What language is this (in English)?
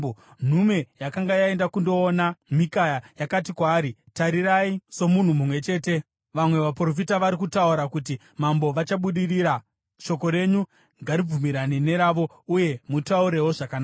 Shona